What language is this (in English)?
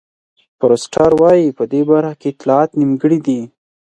Pashto